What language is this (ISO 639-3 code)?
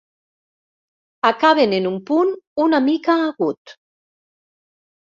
cat